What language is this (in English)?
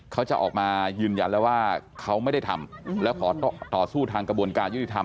Thai